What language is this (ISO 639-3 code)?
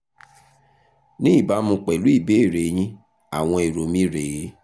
yor